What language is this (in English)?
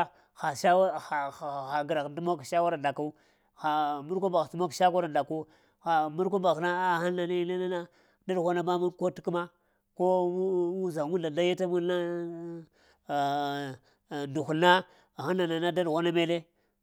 Lamang